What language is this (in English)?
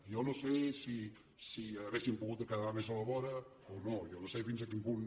Catalan